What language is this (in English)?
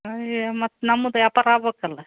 Kannada